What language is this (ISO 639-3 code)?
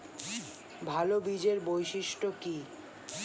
ben